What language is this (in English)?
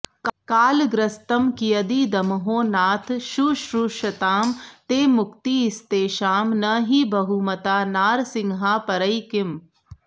Sanskrit